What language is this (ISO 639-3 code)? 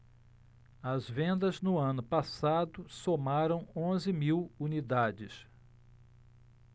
por